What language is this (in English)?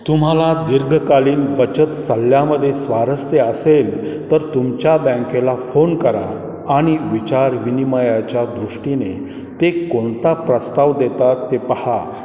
Marathi